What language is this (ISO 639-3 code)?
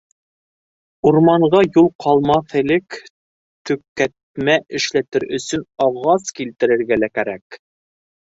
bak